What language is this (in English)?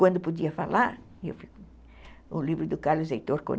Portuguese